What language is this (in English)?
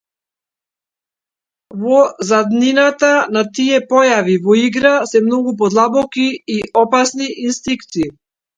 Macedonian